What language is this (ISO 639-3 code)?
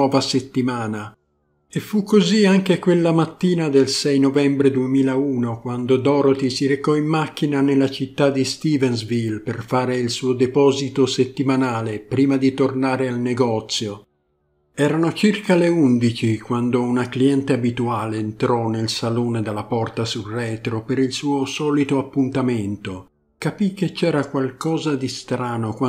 ita